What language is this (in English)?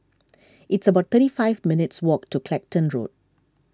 English